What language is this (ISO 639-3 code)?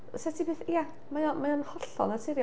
cym